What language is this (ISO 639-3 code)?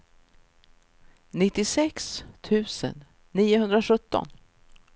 swe